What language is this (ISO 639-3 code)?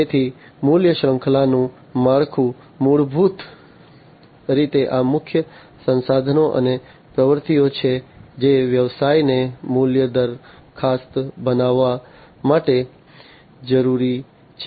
guj